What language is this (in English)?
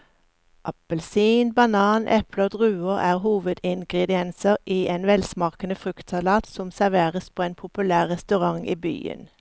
Norwegian